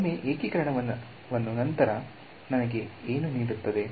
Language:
Kannada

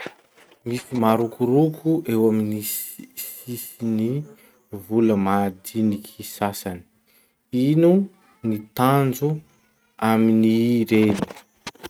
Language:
Masikoro Malagasy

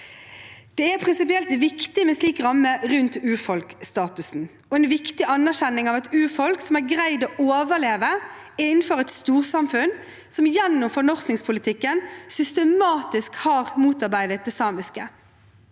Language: Norwegian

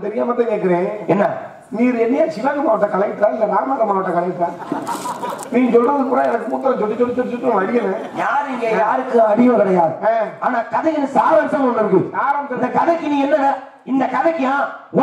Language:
Arabic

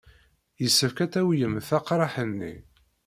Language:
Kabyle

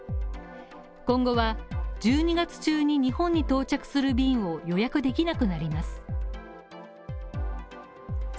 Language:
Japanese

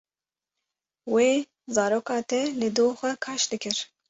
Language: Kurdish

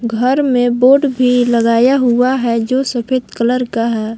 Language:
Hindi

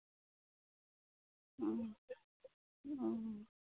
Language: Santali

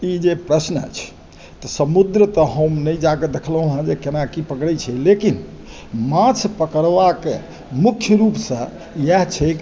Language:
Maithili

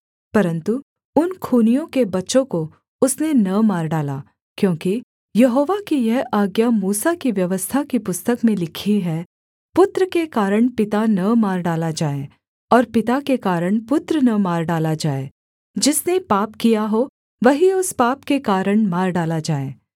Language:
Hindi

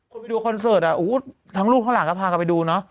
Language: Thai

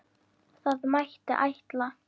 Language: Icelandic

